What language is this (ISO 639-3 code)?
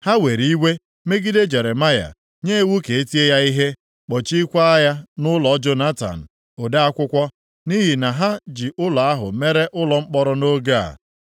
ibo